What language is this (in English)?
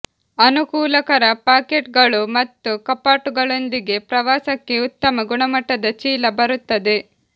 Kannada